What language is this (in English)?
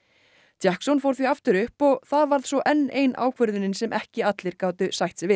Icelandic